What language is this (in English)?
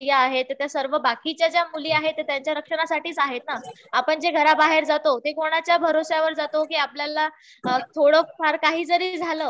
Marathi